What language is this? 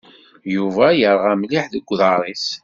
Kabyle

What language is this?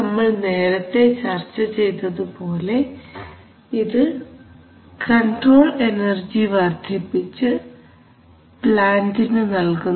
Malayalam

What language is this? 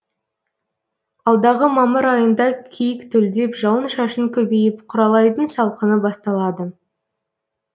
Kazakh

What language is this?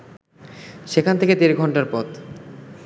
Bangla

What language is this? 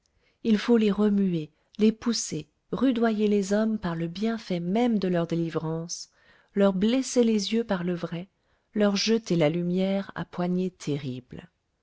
French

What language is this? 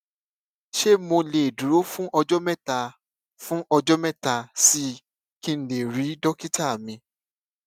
Yoruba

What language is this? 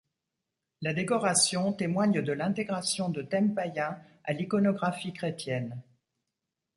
French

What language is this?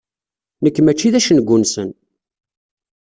Kabyle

